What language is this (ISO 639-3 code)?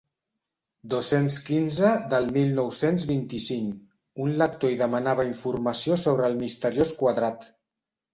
cat